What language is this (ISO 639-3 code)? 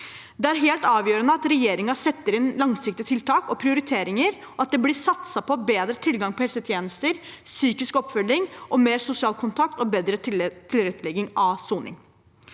nor